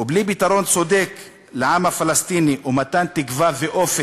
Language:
Hebrew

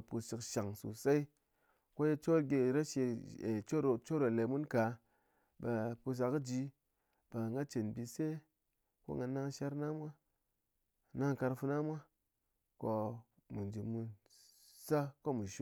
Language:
Ngas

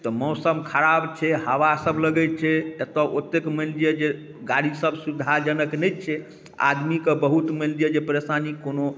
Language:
Maithili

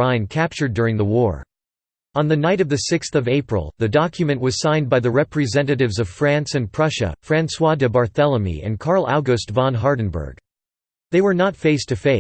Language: English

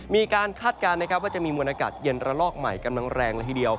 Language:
Thai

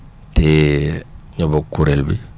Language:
Wolof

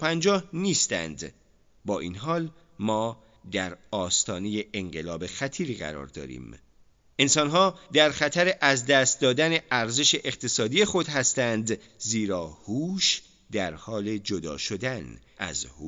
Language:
Persian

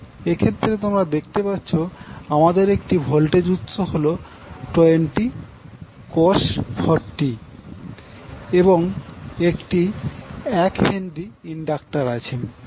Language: Bangla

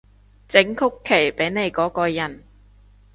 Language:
Cantonese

